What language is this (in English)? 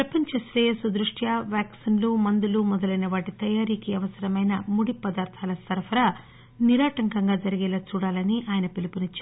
Telugu